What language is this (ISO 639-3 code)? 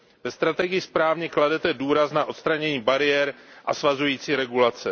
ces